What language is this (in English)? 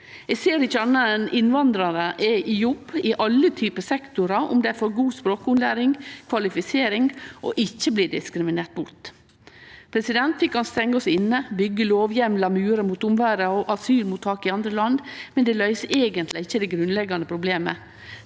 Norwegian